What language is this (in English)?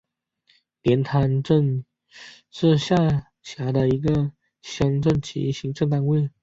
Chinese